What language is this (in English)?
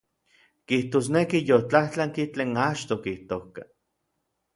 Orizaba Nahuatl